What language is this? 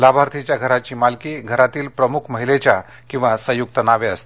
Marathi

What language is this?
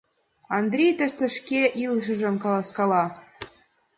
Mari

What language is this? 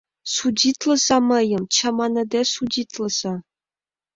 Mari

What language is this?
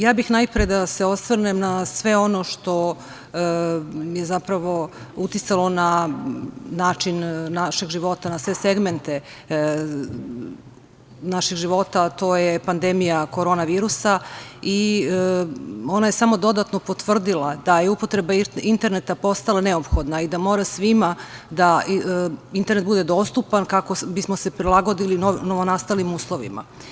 Serbian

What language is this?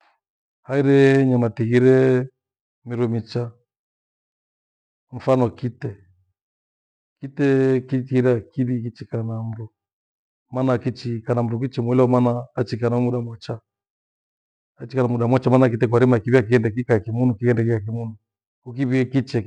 Gweno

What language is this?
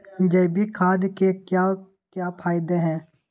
Magahi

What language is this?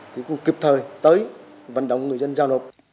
Vietnamese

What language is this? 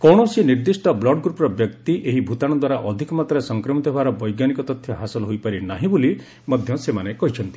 Odia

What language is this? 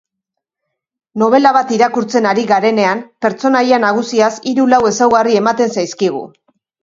Basque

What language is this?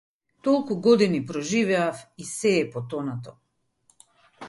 Macedonian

